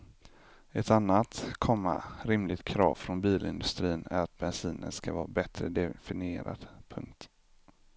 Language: Swedish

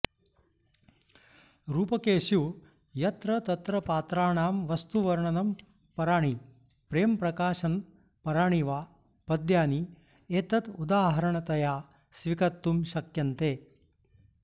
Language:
Sanskrit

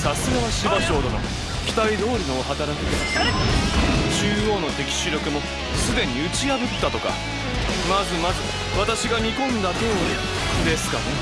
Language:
Japanese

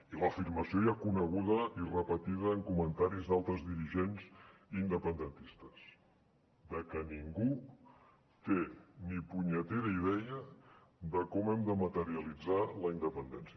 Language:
Catalan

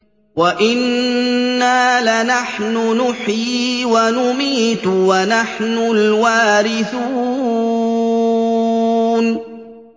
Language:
Arabic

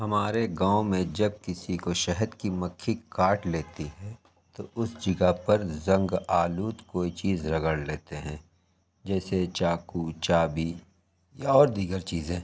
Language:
Urdu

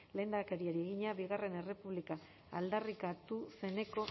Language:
Basque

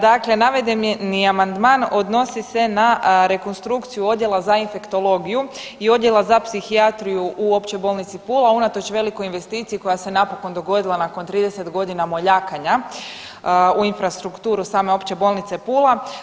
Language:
Croatian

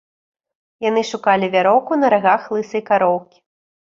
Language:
Belarusian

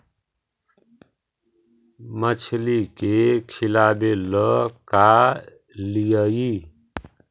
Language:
Magahi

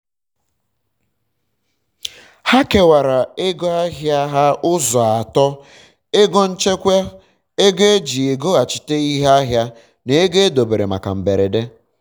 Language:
Igbo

